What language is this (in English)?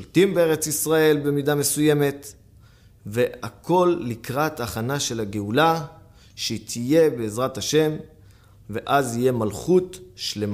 Hebrew